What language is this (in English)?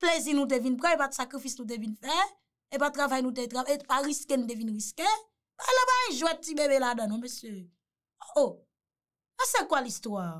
French